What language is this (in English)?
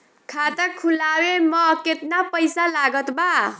Bhojpuri